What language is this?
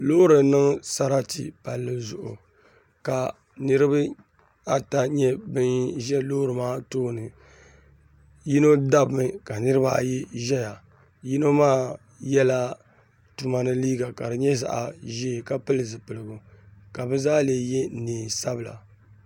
Dagbani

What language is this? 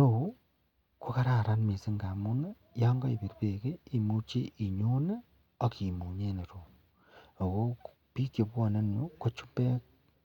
Kalenjin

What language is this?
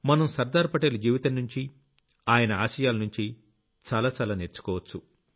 Telugu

